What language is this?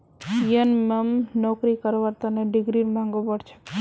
Magahi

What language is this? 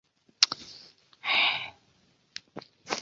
Chinese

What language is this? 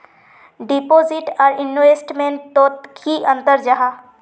Magahi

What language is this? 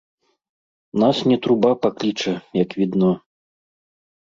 Belarusian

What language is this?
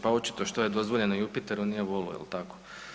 Croatian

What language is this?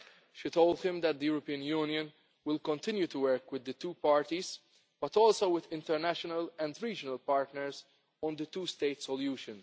English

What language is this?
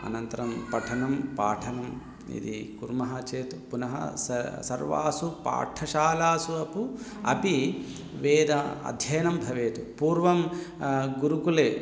Sanskrit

